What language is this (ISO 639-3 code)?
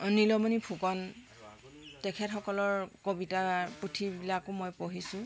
asm